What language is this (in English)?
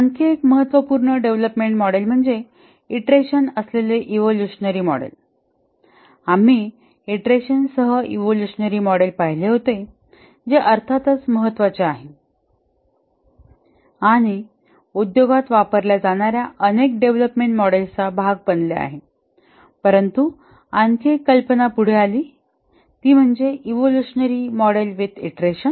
Marathi